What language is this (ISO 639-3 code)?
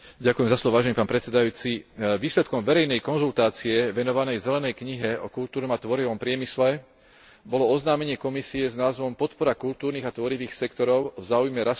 slk